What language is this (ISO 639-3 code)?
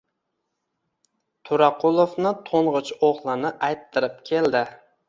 uzb